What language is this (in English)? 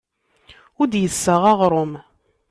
Kabyle